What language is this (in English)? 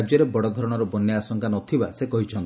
Odia